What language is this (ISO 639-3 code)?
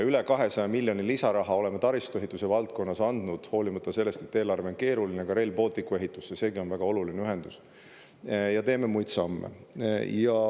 est